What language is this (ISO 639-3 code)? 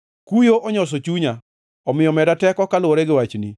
luo